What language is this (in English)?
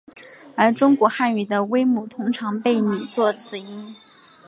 Chinese